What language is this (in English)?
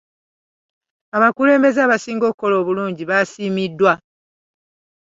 Ganda